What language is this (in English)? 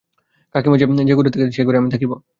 Bangla